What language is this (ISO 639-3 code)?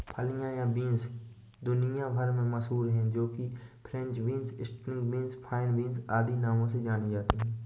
hin